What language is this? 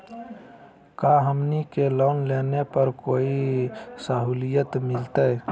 Magahi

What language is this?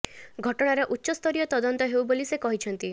Odia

